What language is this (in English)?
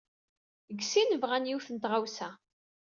Kabyle